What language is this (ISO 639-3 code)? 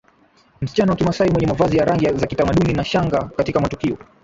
swa